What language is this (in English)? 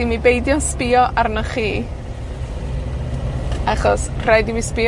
Welsh